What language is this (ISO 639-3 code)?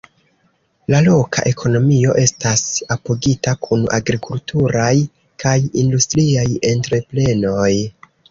epo